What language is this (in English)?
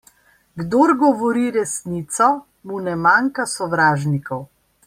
Slovenian